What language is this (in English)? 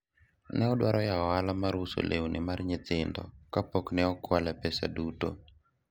Luo (Kenya and Tanzania)